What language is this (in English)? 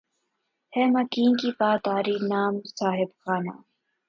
Urdu